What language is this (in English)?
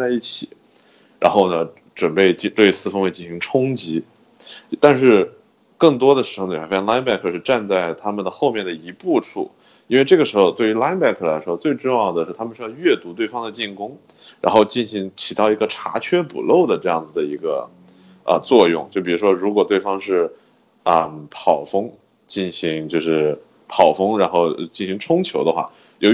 Chinese